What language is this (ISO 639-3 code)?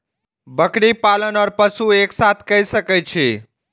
mai